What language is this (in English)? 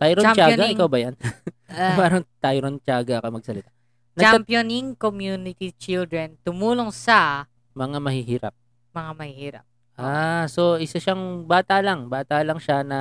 Filipino